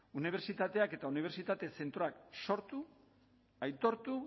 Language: Basque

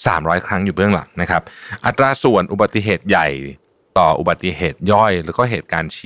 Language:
Thai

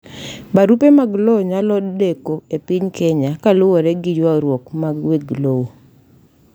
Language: Luo (Kenya and Tanzania)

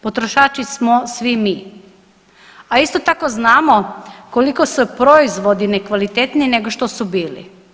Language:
Croatian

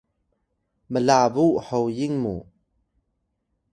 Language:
Atayal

